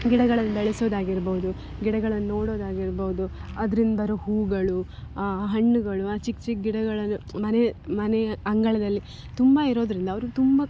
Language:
Kannada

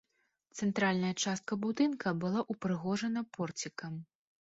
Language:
Belarusian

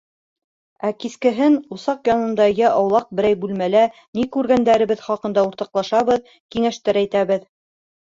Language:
Bashkir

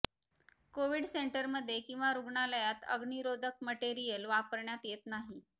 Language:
Marathi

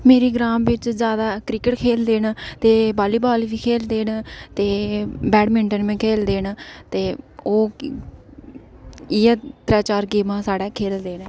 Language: Dogri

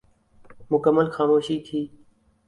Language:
Urdu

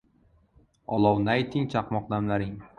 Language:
Uzbek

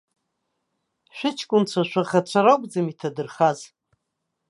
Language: Abkhazian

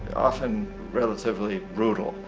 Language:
English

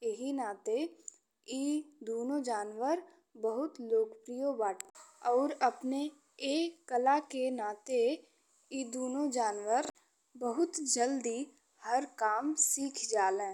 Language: Bhojpuri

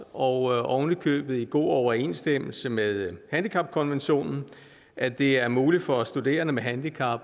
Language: Danish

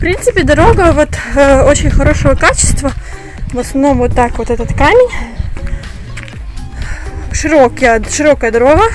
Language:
Russian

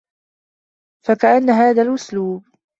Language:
Arabic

